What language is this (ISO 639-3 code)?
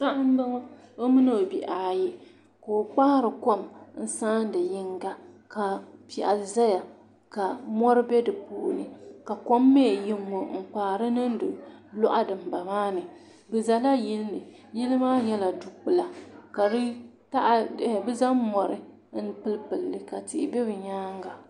dag